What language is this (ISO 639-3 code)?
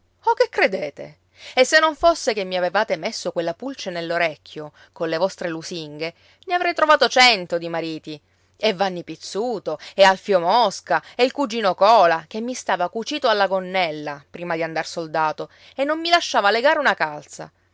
ita